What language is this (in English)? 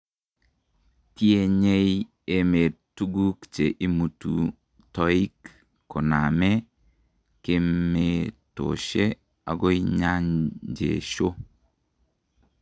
Kalenjin